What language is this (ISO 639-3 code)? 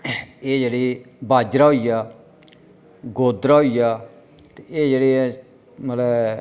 doi